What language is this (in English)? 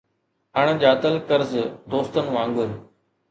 Sindhi